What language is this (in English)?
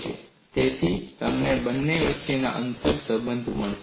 Gujarati